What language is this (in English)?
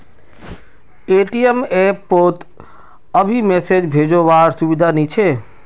Magahi